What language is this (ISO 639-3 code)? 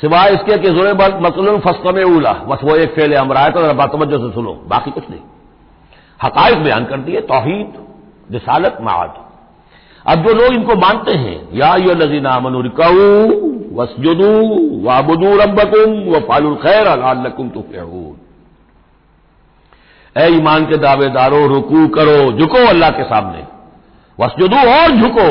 hin